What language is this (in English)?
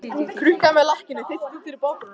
Icelandic